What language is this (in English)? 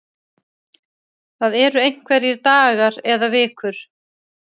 Icelandic